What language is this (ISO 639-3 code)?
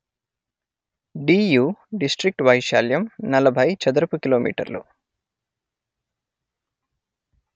tel